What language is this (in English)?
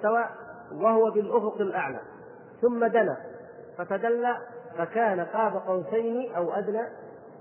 Arabic